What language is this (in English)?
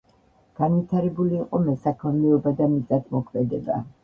Georgian